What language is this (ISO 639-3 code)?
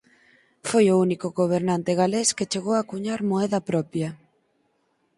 glg